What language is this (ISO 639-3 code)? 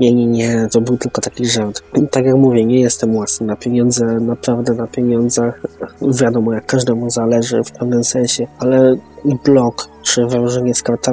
pol